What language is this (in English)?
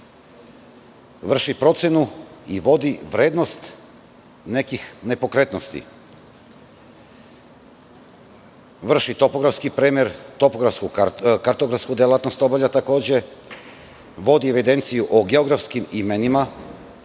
Serbian